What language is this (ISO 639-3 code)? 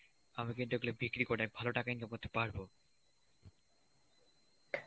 ben